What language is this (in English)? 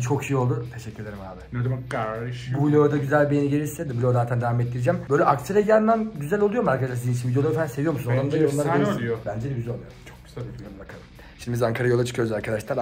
Turkish